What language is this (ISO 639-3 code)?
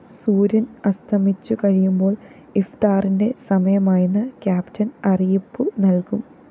mal